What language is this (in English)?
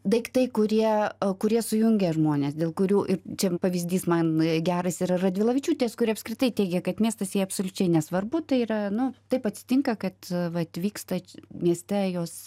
Lithuanian